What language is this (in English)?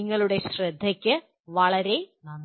Malayalam